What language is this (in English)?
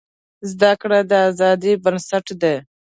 Pashto